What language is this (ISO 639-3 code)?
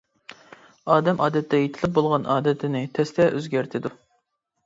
uig